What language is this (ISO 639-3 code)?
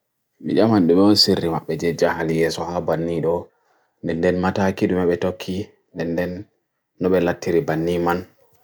fui